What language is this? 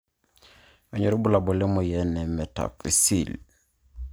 Masai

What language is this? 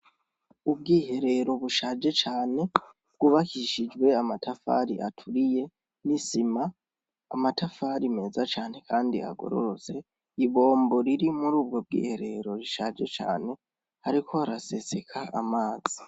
Rundi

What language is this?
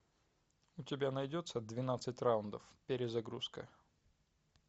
Russian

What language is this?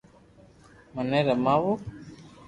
Loarki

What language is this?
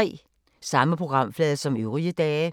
Danish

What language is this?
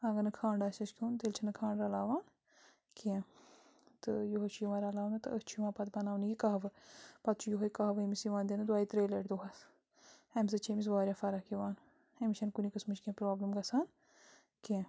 Kashmiri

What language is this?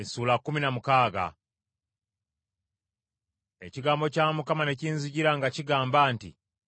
Ganda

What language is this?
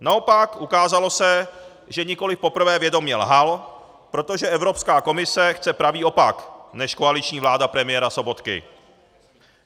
Czech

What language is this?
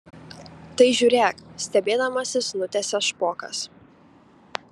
Lithuanian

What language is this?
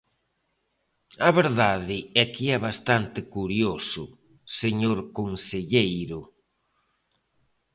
Galician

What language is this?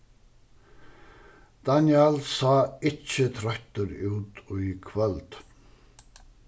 Faroese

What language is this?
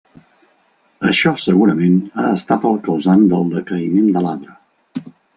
Catalan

